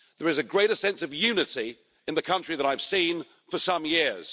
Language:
English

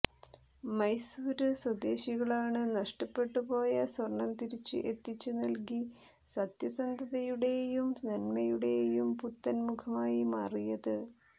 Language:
Malayalam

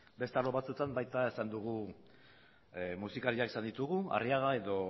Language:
Basque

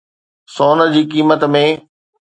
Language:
Sindhi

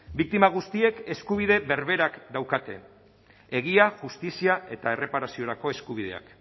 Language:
Basque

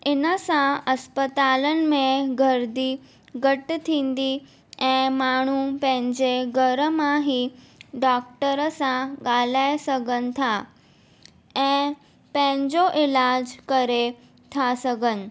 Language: Sindhi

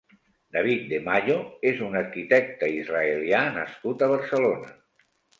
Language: Catalan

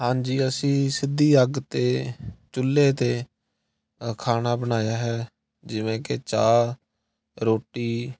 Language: Punjabi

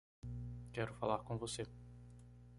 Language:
Portuguese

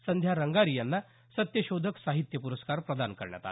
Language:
Marathi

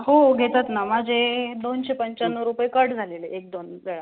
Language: Marathi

